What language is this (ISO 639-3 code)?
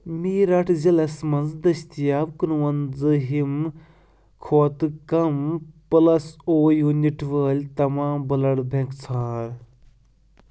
kas